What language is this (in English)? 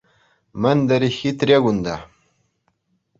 Chuvash